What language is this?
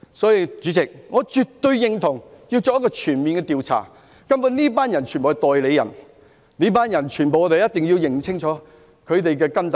Cantonese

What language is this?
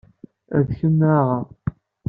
Kabyle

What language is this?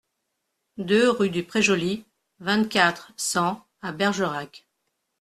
French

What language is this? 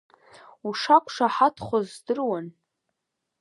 Abkhazian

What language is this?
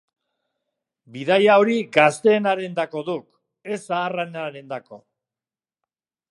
Basque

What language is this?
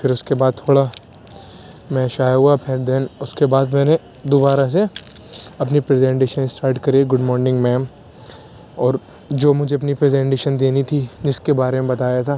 Urdu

